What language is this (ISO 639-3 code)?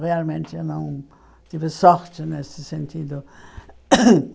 por